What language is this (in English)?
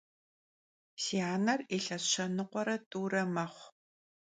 Kabardian